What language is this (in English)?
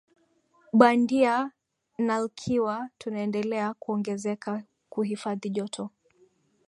Swahili